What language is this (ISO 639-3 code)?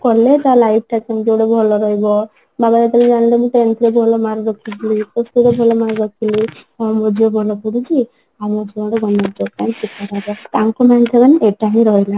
ori